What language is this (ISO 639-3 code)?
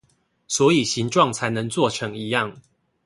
zho